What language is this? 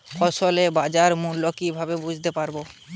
Bangla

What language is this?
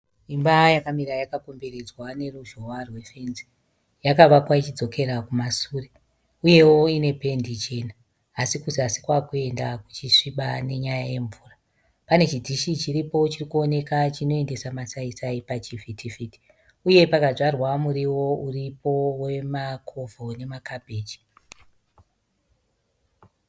Shona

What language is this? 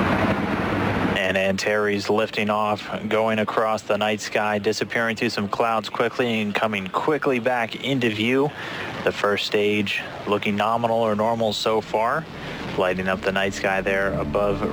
Bulgarian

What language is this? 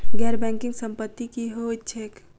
Maithili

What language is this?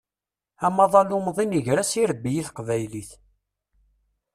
Kabyle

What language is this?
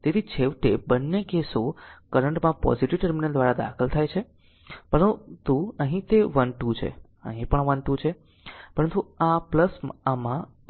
Gujarati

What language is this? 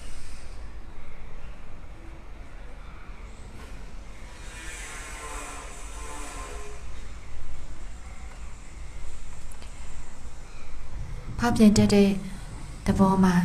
Thai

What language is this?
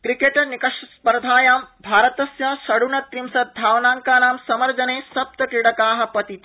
Sanskrit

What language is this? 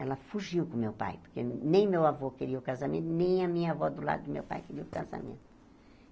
Portuguese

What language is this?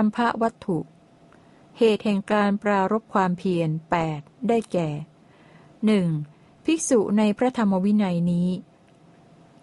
Thai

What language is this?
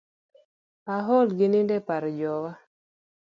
Luo (Kenya and Tanzania)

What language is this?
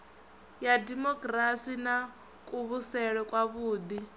Venda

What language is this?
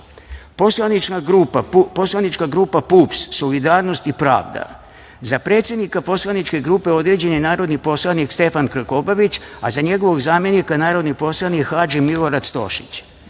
Serbian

